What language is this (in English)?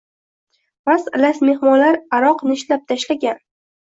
Uzbek